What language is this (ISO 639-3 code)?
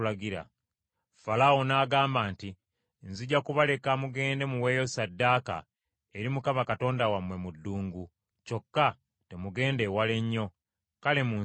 lug